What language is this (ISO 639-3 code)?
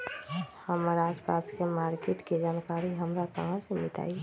mag